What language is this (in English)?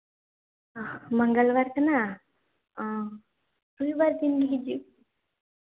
Santali